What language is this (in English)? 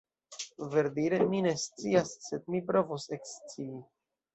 Esperanto